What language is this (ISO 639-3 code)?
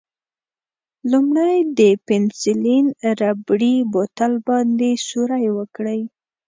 pus